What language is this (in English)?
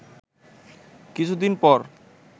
Bangla